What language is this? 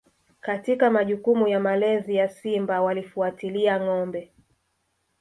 Swahili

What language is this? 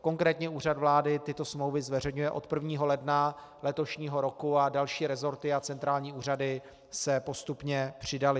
Czech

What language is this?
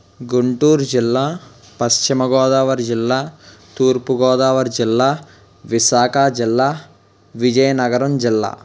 Telugu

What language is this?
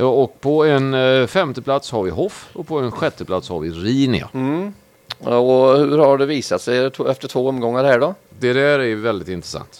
Swedish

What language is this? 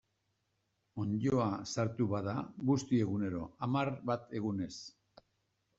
Basque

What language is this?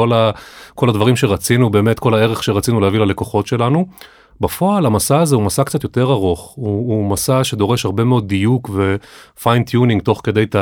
Hebrew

